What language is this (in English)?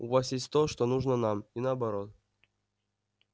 Russian